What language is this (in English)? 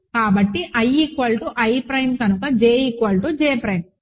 Telugu